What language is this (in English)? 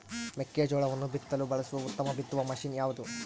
Kannada